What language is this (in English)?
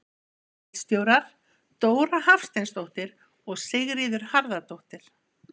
Icelandic